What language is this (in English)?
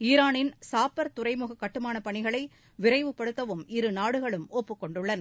Tamil